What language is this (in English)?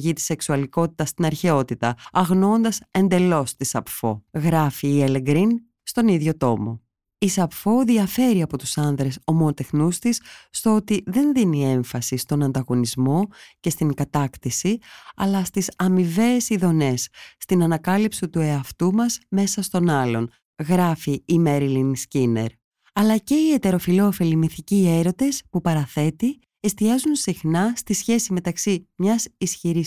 Greek